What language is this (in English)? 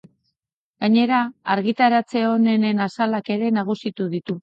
Basque